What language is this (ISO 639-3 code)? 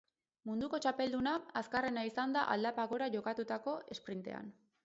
eus